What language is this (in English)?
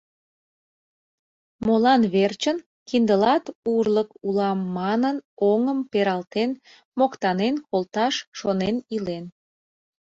Mari